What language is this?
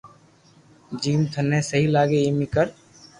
Loarki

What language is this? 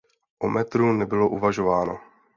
Czech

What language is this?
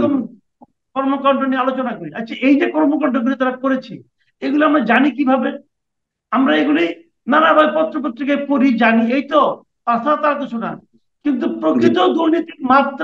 Arabic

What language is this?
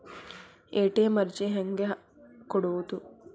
Kannada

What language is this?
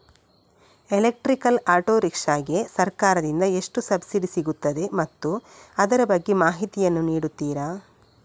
Kannada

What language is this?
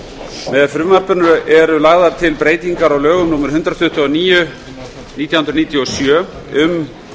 Icelandic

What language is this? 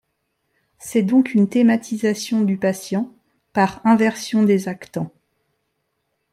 French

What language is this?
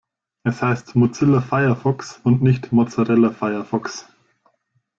German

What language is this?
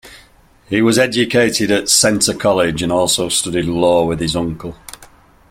English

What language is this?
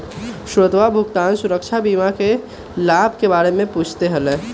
Magahi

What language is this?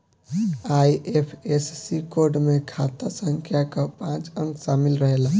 Bhojpuri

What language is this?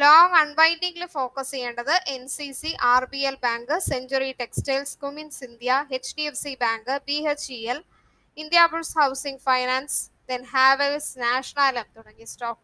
Hindi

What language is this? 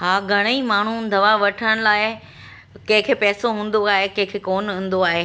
Sindhi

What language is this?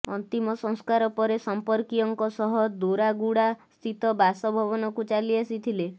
Odia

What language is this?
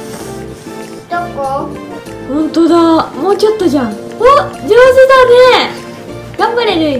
Japanese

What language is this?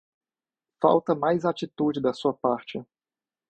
Portuguese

